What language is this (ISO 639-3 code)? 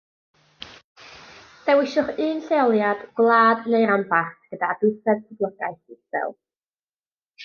cym